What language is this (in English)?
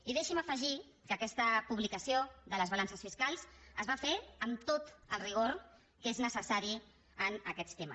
Catalan